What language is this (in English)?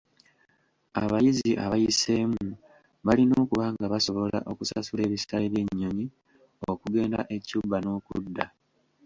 Ganda